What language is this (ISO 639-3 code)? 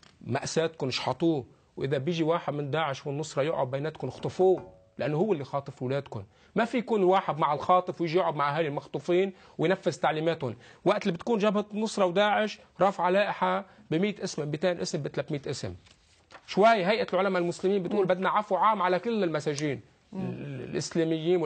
ara